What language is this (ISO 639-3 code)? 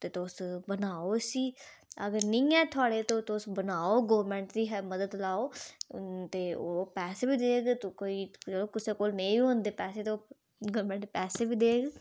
doi